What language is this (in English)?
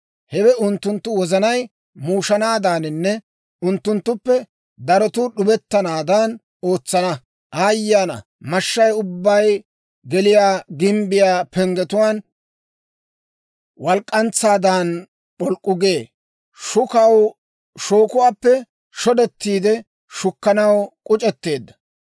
Dawro